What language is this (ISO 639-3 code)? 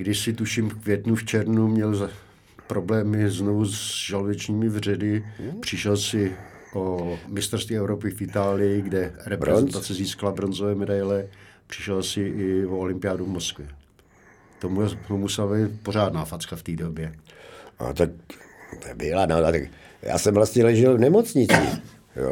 ces